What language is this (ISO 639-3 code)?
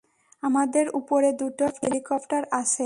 ben